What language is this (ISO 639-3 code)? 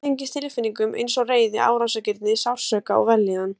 isl